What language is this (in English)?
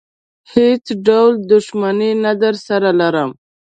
Pashto